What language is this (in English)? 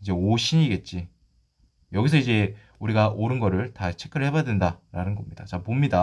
Korean